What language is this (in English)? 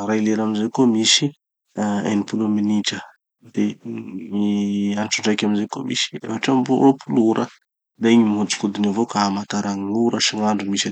Tanosy Malagasy